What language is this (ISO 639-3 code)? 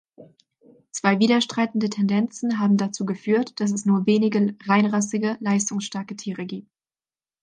deu